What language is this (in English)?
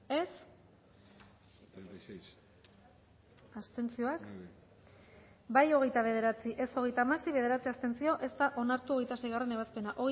Basque